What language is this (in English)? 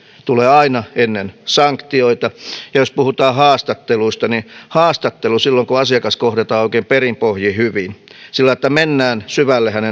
Finnish